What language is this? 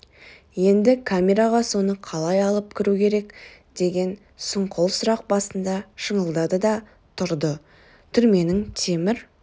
Kazakh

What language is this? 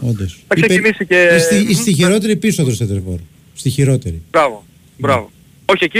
Greek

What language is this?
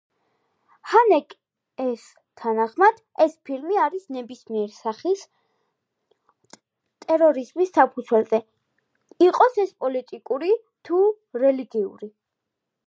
Georgian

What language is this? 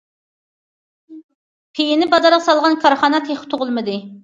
Uyghur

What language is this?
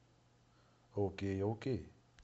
Russian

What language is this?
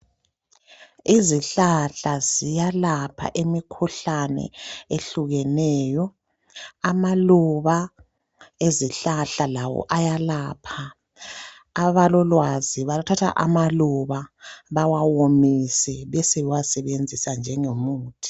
North Ndebele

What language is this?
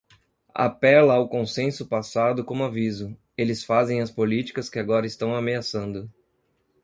Portuguese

